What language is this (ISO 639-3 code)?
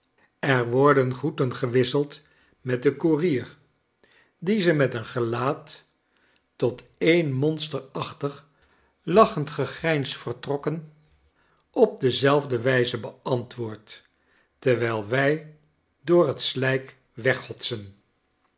nld